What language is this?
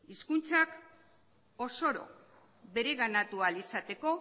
Basque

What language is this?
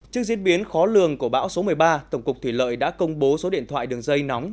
Vietnamese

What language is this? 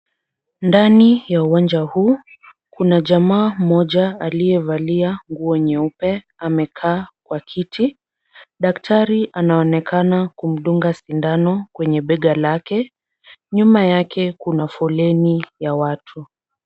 Swahili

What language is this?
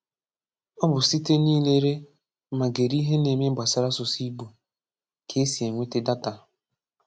Igbo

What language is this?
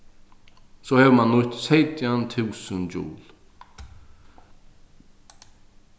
Faroese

